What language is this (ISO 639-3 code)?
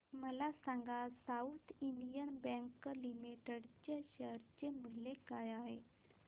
mar